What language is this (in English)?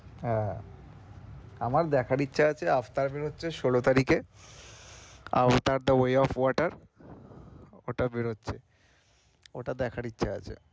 Bangla